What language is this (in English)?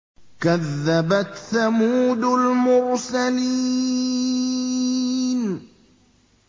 Arabic